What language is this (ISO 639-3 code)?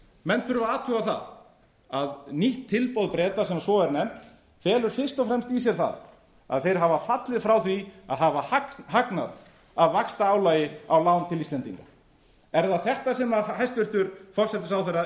isl